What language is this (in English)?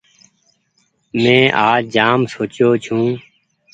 Goaria